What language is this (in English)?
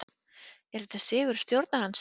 Icelandic